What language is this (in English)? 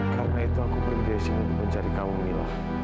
Indonesian